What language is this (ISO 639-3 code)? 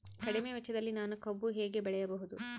kan